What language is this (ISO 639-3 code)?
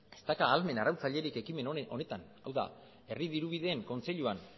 eus